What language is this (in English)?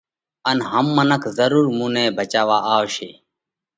Parkari Koli